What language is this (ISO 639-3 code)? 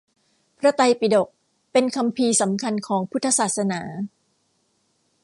tha